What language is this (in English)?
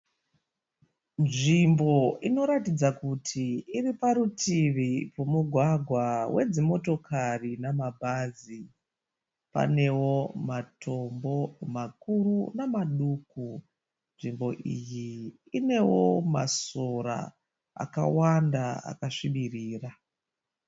Shona